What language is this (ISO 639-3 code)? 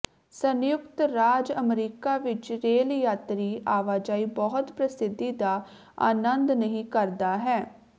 pan